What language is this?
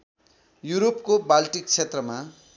Nepali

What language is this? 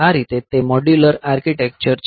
Gujarati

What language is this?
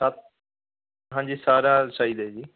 Punjabi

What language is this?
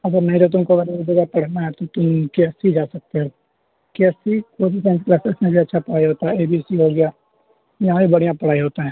Urdu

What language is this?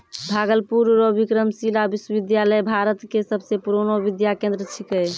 Maithili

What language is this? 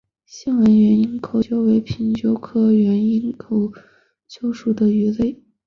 Chinese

